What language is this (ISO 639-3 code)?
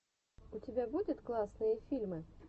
rus